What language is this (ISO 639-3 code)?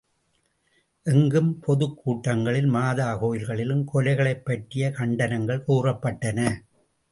tam